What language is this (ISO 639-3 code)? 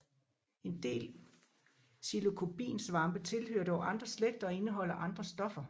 dan